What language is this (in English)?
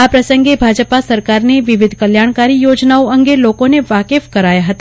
Gujarati